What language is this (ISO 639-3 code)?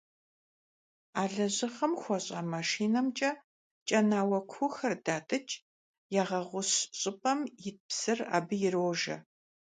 kbd